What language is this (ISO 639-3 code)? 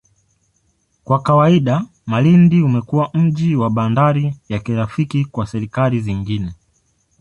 swa